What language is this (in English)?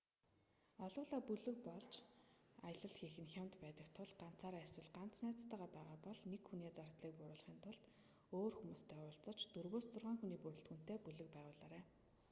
Mongolian